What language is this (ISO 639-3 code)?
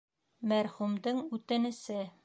bak